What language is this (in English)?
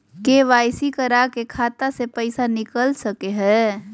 Magahi